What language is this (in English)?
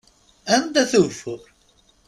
Kabyle